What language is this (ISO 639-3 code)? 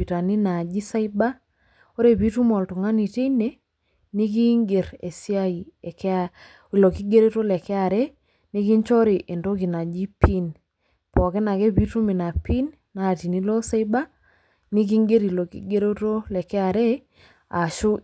mas